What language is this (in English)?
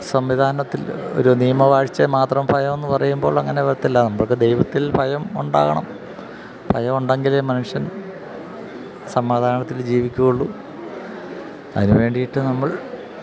Malayalam